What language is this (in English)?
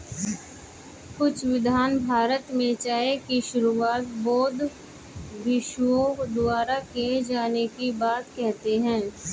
Hindi